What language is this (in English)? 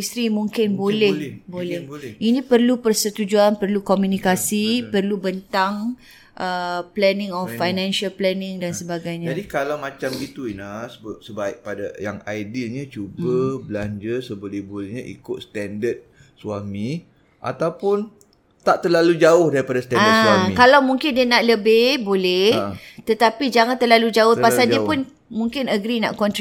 Malay